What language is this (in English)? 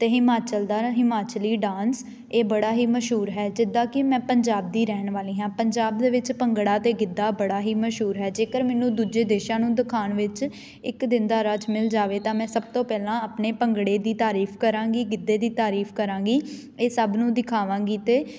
Punjabi